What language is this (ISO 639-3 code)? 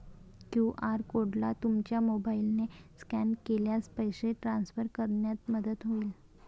mar